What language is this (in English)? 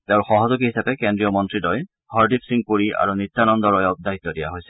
Assamese